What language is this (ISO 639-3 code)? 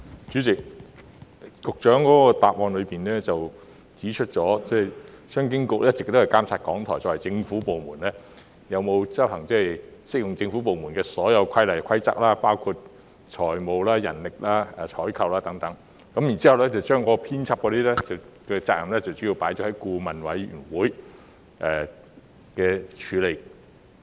yue